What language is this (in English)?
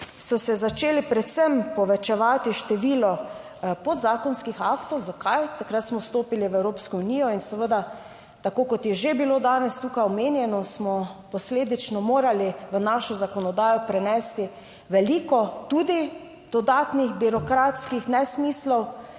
Slovenian